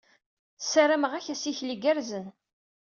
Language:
Kabyle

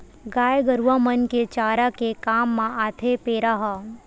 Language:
Chhattisgarhi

